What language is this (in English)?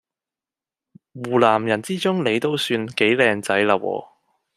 Cantonese